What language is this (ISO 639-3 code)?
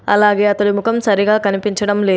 tel